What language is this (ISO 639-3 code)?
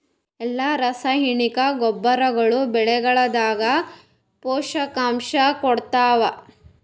kan